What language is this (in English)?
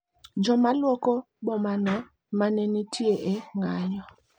Luo (Kenya and Tanzania)